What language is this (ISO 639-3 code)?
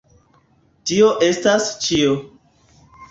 epo